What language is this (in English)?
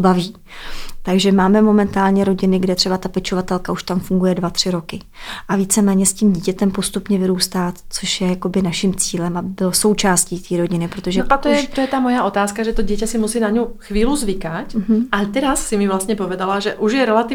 Czech